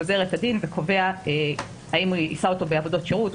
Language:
Hebrew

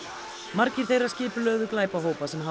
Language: Icelandic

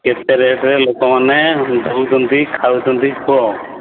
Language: Odia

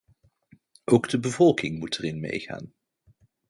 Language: Dutch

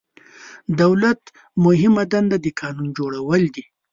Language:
Pashto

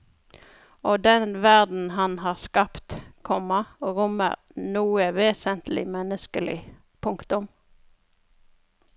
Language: Norwegian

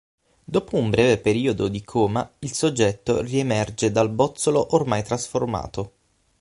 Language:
Italian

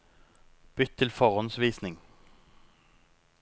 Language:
Norwegian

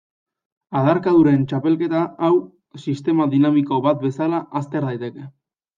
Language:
Basque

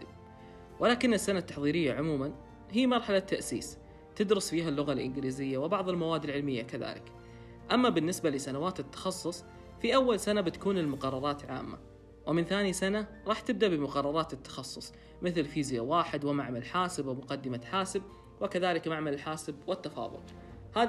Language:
Arabic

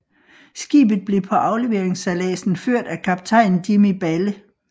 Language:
Danish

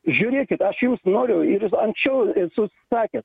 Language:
Lithuanian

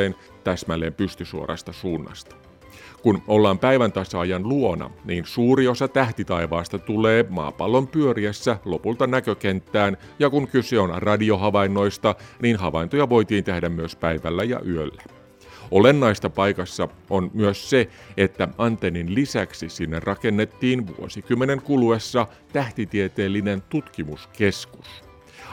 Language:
Finnish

